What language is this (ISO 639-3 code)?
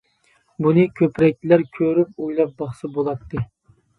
uig